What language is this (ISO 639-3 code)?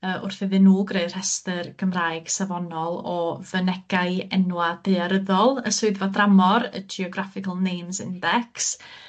cym